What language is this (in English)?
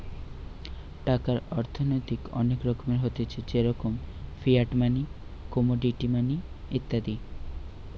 Bangla